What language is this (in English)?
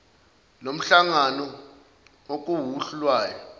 Zulu